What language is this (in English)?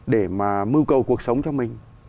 Vietnamese